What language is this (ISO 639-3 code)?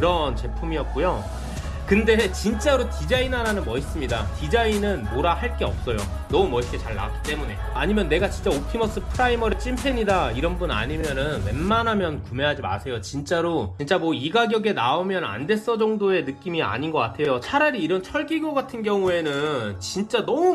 kor